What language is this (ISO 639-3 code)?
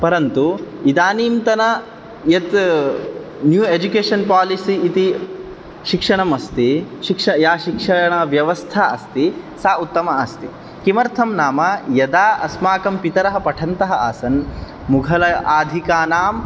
san